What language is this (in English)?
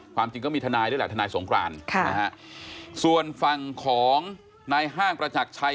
Thai